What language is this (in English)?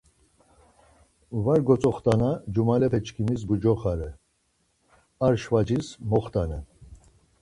Laz